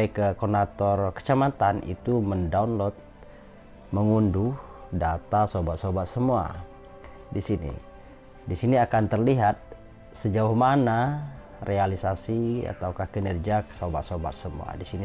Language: Indonesian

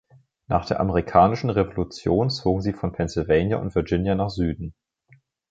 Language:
German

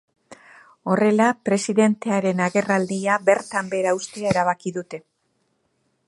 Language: Basque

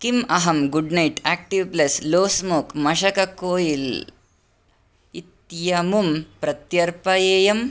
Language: Sanskrit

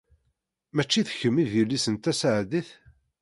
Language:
Kabyle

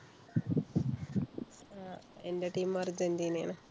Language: Malayalam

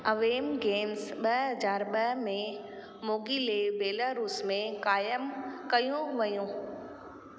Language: Sindhi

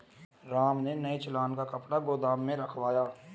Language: Hindi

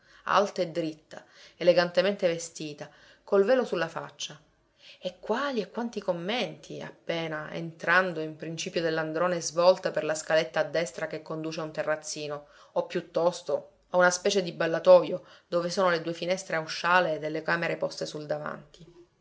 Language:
Italian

